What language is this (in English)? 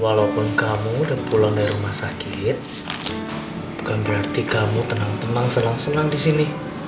Indonesian